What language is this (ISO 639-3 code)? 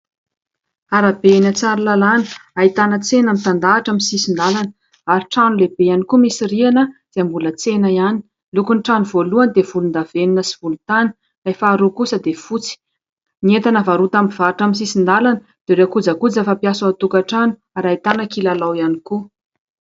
mlg